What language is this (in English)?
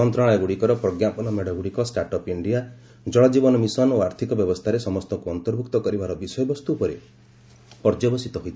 Odia